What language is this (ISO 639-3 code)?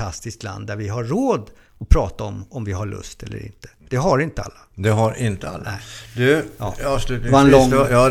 swe